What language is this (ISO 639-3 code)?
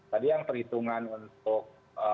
ind